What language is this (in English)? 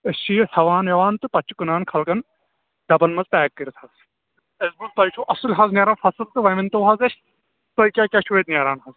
Kashmiri